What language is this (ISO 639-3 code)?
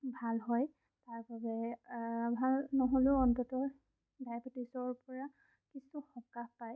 asm